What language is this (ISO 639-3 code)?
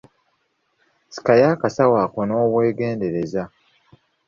lug